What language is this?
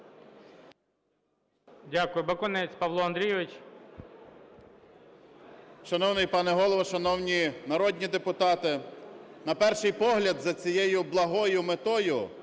Ukrainian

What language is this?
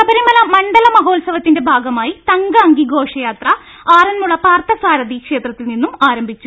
Malayalam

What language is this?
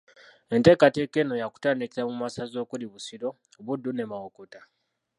Ganda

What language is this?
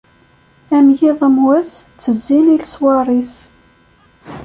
Kabyle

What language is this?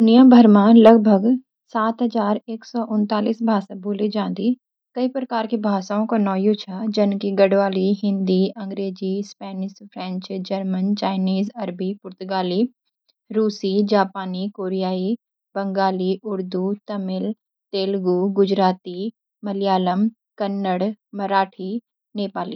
Garhwali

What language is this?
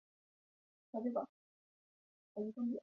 Chinese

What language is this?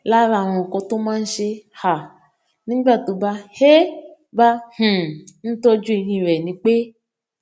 Yoruba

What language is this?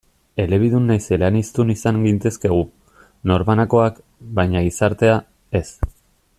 Basque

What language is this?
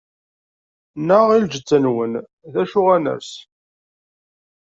Kabyle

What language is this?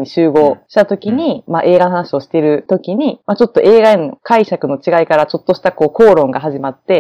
Japanese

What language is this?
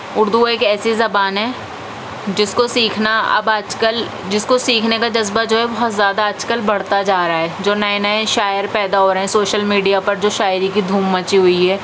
Urdu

